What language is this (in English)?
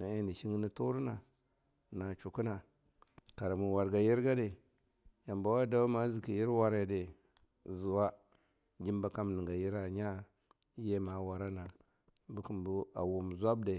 Longuda